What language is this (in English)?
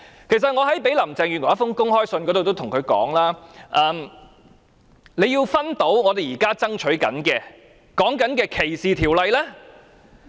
Cantonese